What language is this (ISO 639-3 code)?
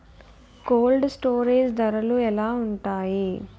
tel